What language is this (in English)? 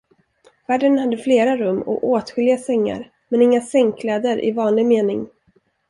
Swedish